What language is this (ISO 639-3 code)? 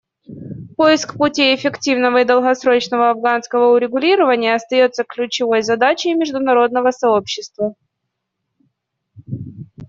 rus